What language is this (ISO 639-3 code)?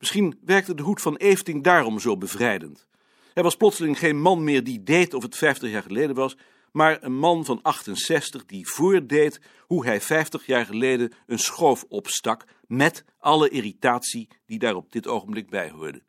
nld